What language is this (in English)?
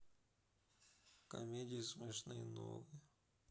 Russian